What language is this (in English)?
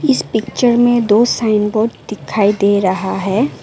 Hindi